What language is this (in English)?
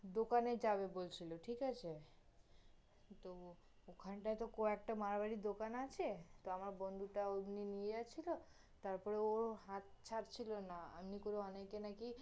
Bangla